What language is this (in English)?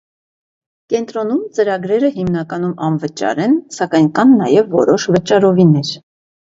Armenian